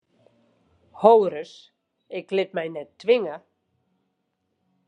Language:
Western Frisian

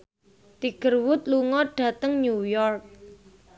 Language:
Javanese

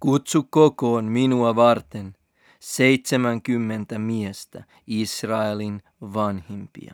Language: Finnish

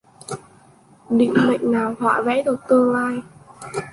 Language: Vietnamese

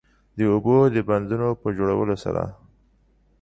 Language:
Pashto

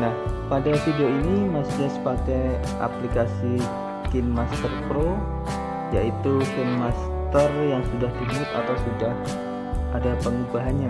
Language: Indonesian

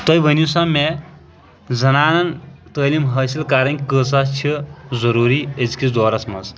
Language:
Kashmiri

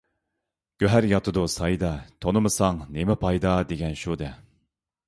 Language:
Uyghur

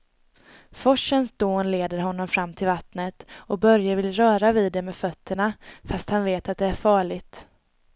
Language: Swedish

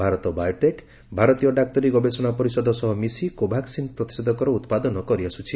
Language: Odia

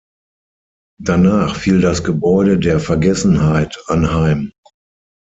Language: German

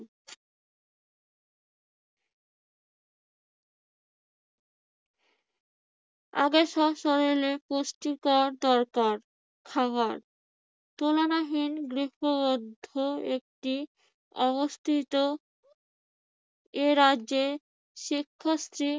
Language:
Bangla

